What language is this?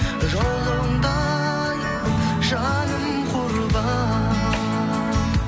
Kazakh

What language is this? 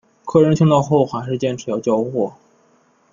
Chinese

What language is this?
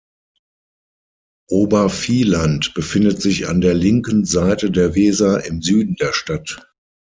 German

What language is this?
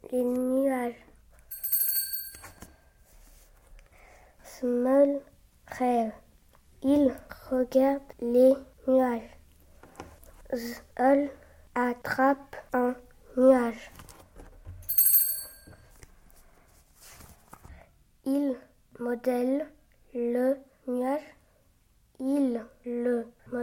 French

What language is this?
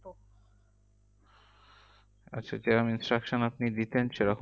Bangla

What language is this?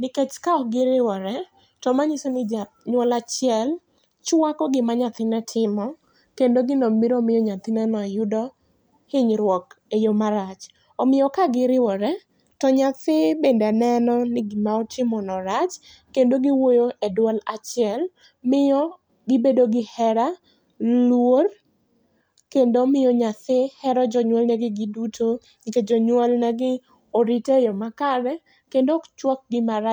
Luo (Kenya and Tanzania)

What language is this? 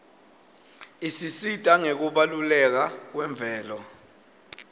Swati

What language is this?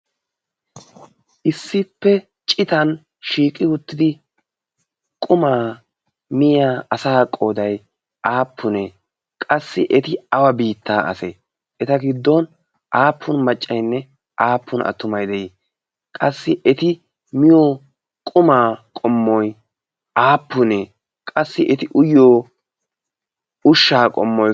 Wolaytta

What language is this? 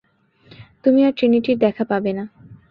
Bangla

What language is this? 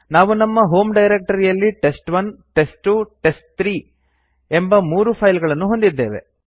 Kannada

